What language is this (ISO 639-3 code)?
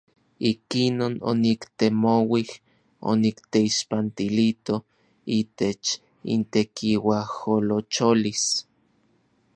nlv